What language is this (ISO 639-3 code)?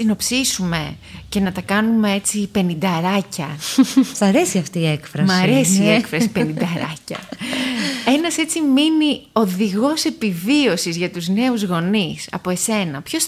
ell